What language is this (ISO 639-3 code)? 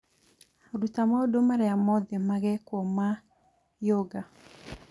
kik